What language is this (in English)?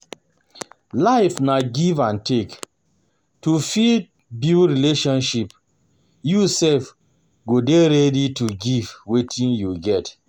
Nigerian Pidgin